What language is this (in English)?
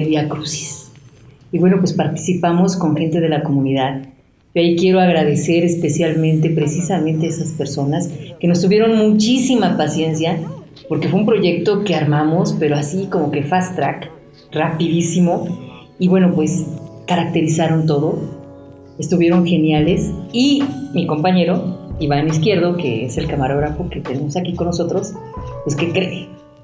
Spanish